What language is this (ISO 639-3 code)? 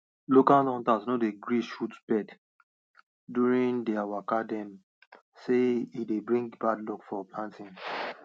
pcm